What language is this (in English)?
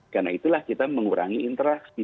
Indonesian